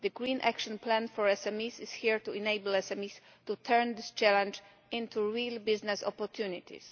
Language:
English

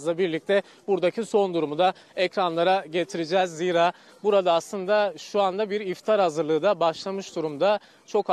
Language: Turkish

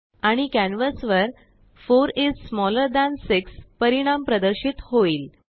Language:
Marathi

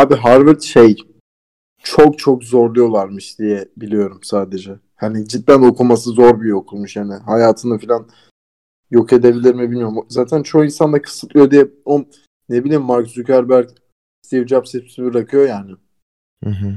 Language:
Turkish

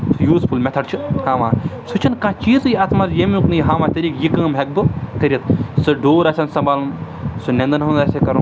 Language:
Kashmiri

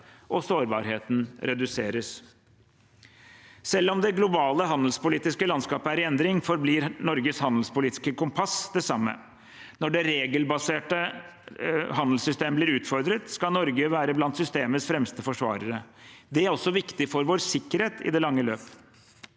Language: Norwegian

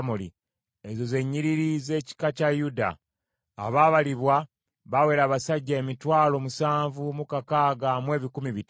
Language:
Ganda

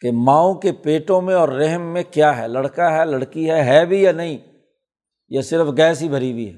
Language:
Urdu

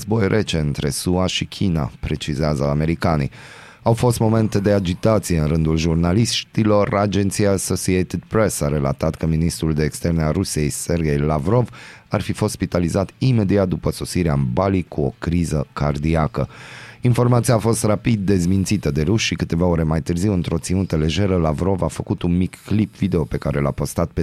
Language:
Romanian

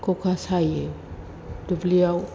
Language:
Bodo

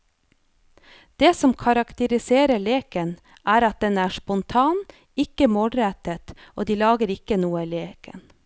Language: Norwegian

